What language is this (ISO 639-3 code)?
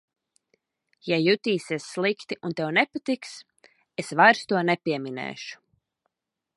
lav